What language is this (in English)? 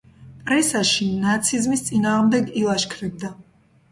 Georgian